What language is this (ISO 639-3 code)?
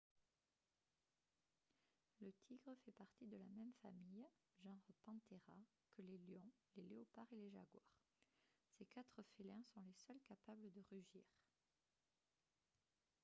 fra